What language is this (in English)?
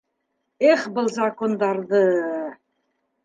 Bashkir